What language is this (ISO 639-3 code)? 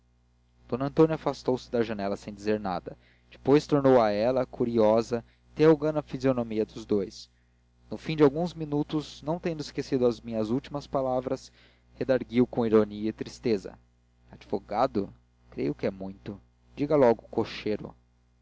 por